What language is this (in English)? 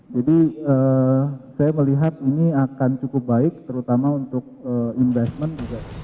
Indonesian